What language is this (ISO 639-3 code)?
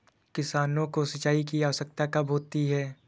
hin